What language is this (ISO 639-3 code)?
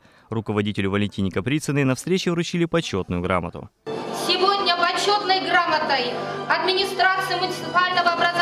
rus